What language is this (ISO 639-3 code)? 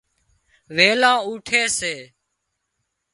kxp